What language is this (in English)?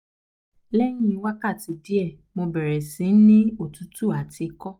Yoruba